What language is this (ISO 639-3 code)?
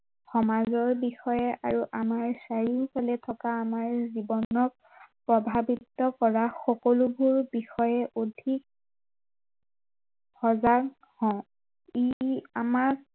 asm